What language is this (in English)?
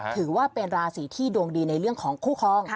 Thai